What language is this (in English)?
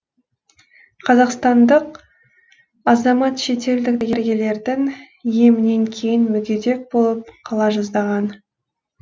Kazakh